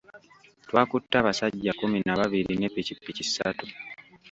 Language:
Ganda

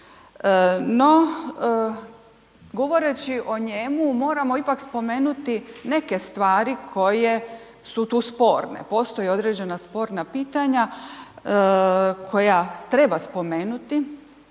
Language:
Croatian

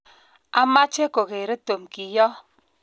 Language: Kalenjin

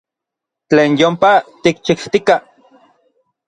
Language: Orizaba Nahuatl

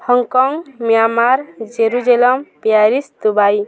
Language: Odia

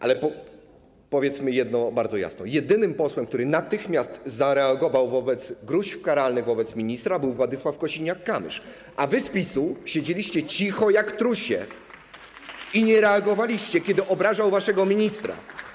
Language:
Polish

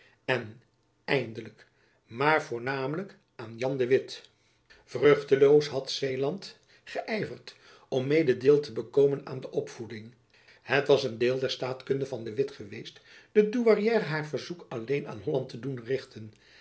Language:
Dutch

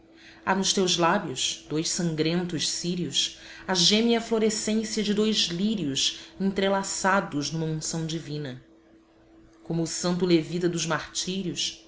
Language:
Portuguese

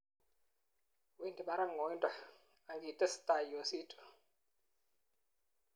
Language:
Kalenjin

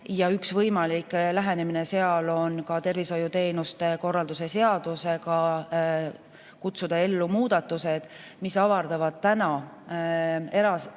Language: Estonian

